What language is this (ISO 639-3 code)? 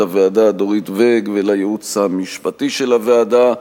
heb